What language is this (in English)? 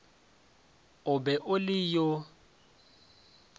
Northern Sotho